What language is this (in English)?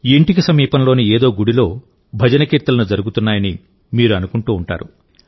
Telugu